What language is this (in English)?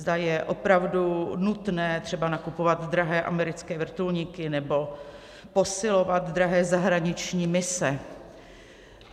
Czech